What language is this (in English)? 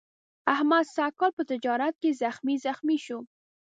Pashto